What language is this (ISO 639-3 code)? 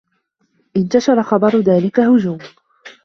ara